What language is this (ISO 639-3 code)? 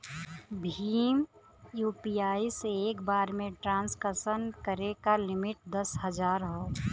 bho